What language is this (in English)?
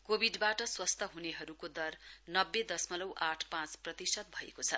Nepali